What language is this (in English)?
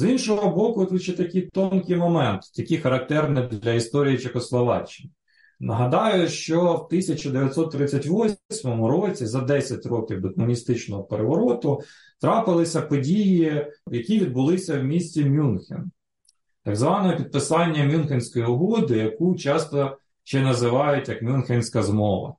Ukrainian